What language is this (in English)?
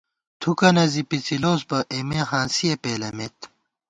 Gawar-Bati